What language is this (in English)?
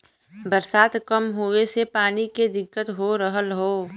Bhojpuri